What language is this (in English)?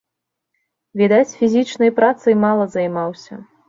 Belarusian